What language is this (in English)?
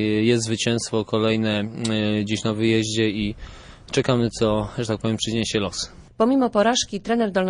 Polish